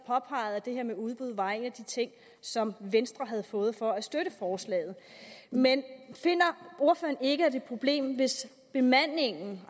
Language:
Danish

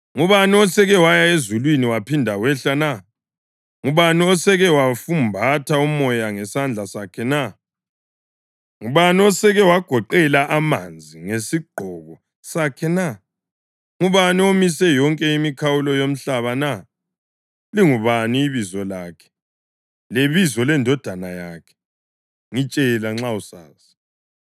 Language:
North Ndebele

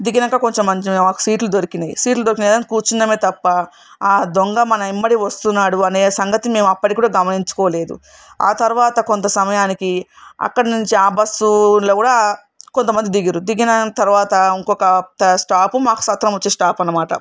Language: Telugu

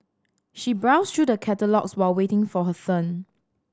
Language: English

